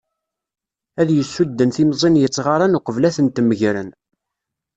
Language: Kabyle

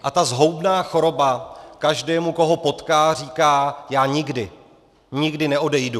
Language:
Czech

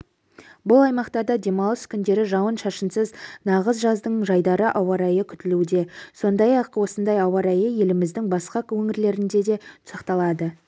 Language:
Kazakh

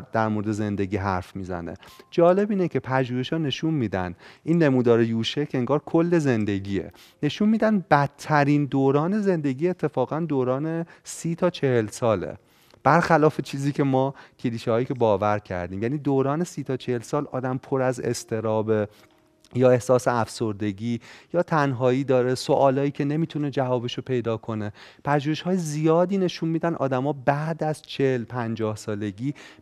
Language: Persian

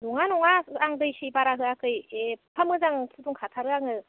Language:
Bodo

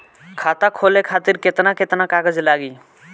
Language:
Bhojpuri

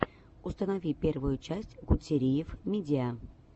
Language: Russian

